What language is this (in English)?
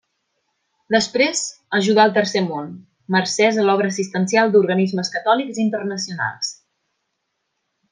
Catalan